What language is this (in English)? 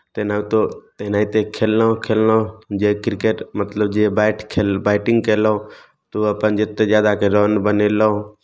Maithili